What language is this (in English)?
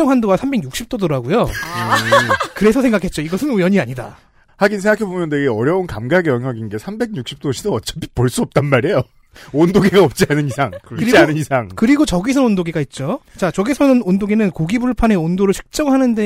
Korean